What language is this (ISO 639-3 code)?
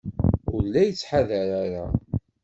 kab